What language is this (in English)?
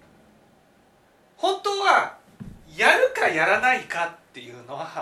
Japanese